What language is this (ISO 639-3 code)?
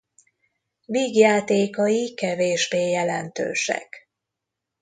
hun